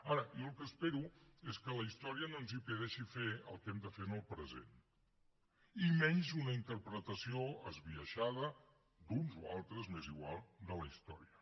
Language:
Catalan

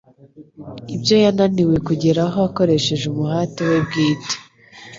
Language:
Kinyarwanda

